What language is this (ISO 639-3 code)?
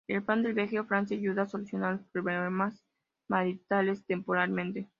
spa